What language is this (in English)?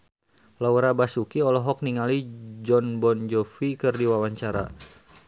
Sundanese